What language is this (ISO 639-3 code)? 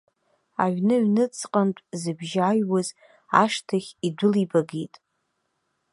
abk